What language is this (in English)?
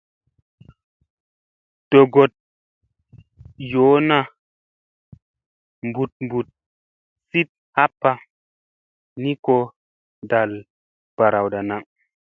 Musey